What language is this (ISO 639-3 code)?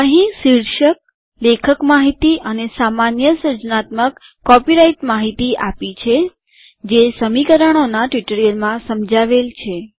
guj